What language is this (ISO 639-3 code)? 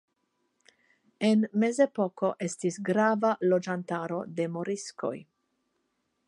epo